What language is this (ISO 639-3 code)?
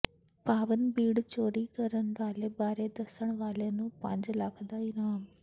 pan